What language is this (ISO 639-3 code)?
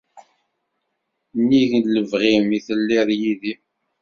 kab